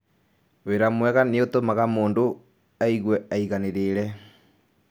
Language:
Kikuyu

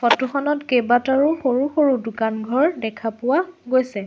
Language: Assamese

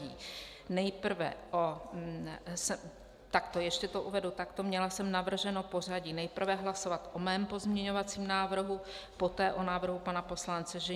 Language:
Czech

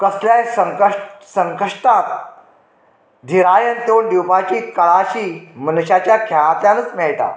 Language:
Konkani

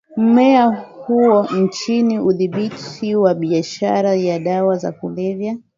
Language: Swahili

